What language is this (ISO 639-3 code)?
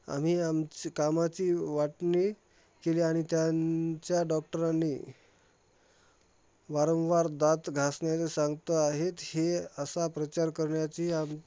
mar